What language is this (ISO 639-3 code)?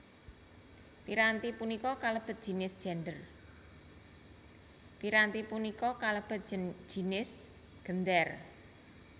jav